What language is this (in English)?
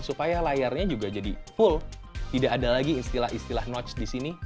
Indonesian